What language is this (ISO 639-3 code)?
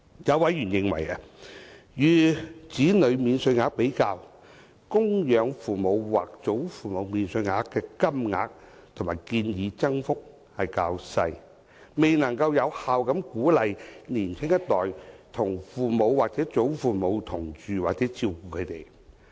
yue